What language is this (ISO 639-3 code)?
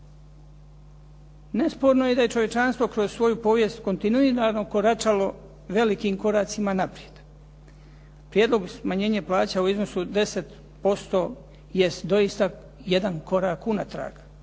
hrv